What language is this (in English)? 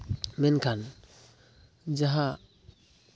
Santali